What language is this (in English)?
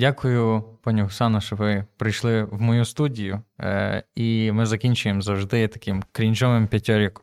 Ukrainian